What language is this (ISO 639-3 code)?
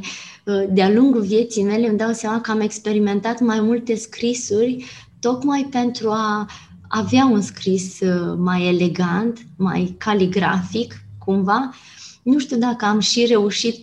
ron